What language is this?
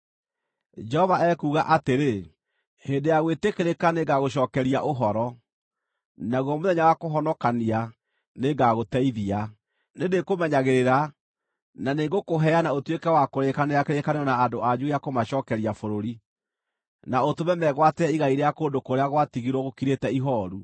Kikuyu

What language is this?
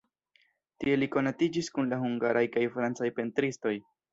Esperanto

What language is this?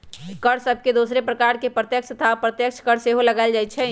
Magahi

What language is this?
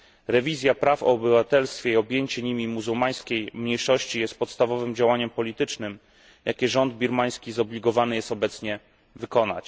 Polish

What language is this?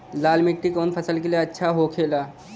Bhojpuri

